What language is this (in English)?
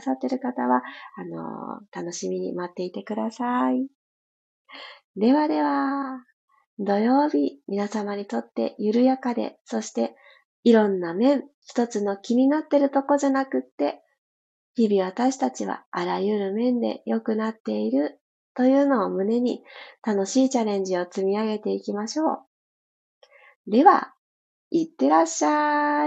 Japanese